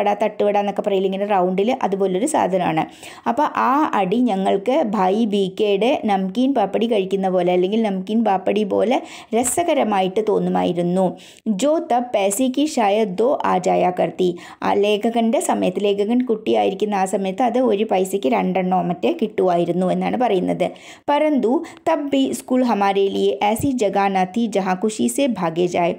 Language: Malayalam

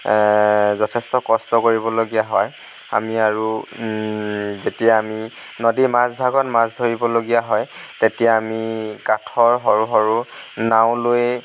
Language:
Assamese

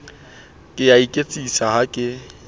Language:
Southern Sotho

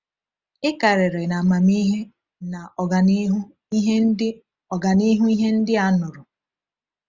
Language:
Igbo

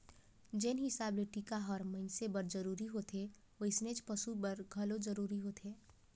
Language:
Chhattisgarhi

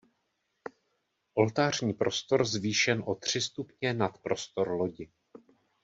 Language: Czech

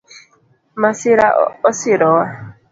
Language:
Luo (Kenya and Tanzania)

